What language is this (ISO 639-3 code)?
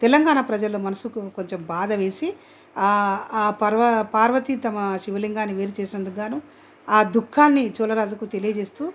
tel